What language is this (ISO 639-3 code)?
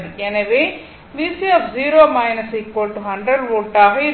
tam